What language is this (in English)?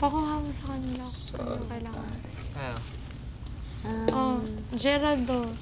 Filipino